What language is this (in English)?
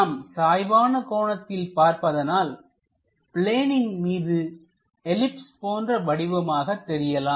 Tamil